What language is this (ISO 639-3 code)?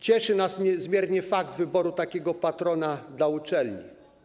pol